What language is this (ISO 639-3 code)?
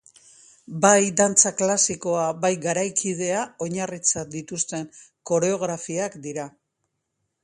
eus